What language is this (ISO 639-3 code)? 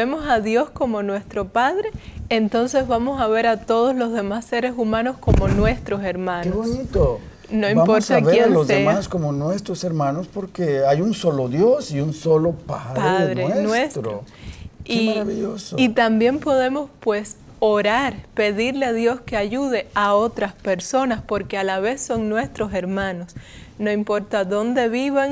spa